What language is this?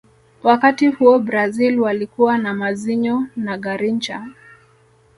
Swahili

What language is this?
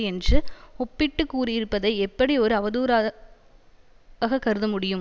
Tamil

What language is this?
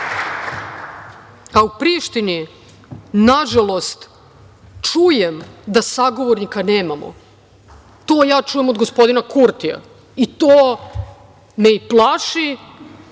Serbian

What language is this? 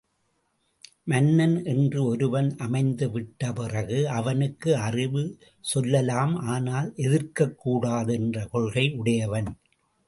Tamil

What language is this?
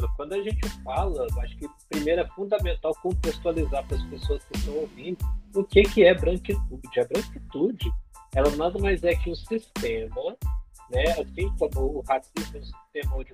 Portuguese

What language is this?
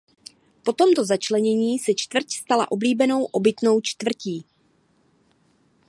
Czech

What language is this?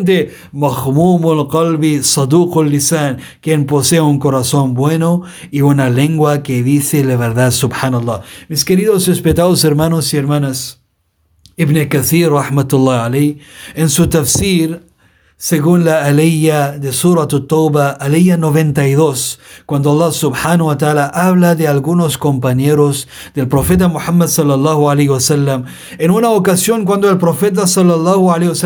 Spanish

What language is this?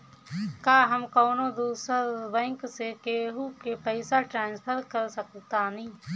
Bhojpuri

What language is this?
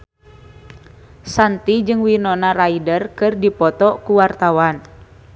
Sundanese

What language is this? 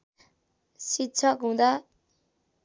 Nepali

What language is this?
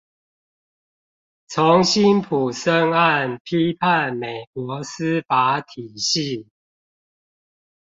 Chinese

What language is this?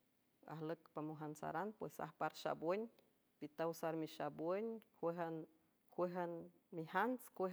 San Francisco Del Mar Huave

